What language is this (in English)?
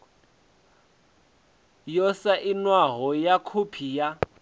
Venda